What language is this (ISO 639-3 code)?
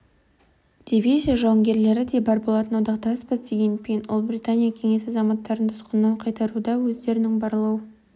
kaz